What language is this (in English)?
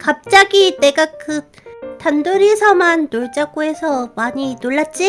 Korean